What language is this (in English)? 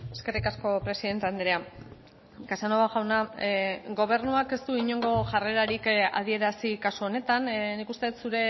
Basque